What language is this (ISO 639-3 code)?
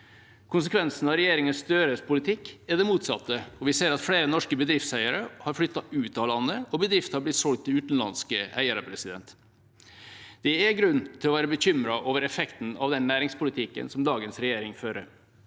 nor